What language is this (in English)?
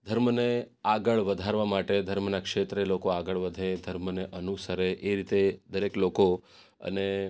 Gujarati